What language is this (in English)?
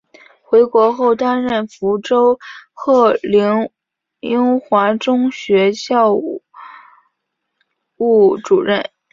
Chinese